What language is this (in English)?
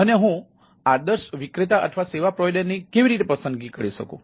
Gujarati